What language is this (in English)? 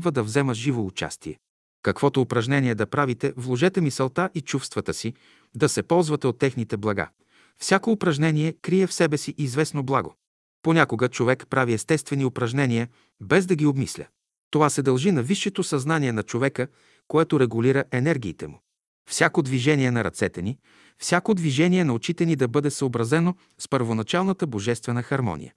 Bulgarian